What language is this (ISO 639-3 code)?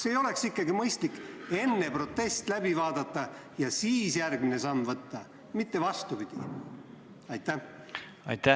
est